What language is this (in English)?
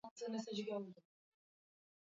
Swahili